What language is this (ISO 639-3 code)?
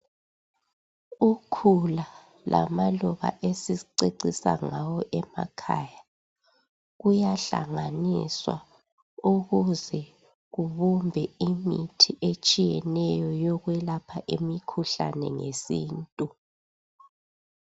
nde